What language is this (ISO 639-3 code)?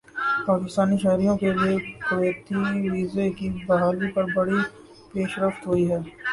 urd